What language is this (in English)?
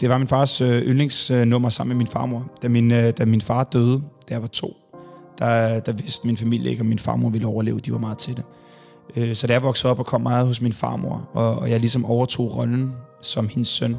Danish